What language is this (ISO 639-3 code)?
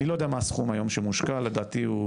heb